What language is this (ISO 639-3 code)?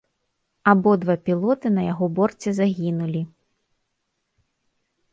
bel